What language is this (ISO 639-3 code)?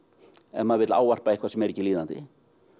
isl